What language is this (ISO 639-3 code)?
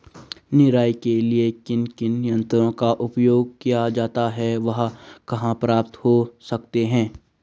hin